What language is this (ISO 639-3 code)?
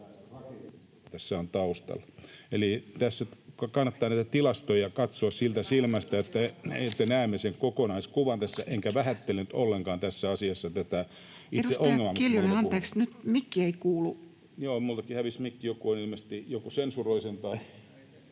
fin